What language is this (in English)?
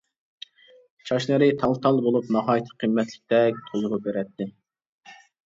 Uyghur